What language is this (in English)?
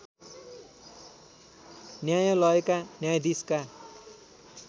Nepali